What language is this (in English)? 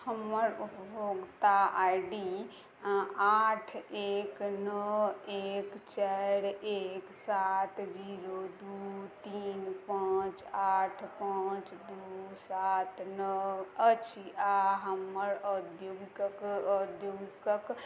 Maithili